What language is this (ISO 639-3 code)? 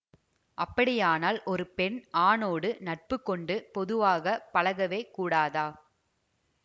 tam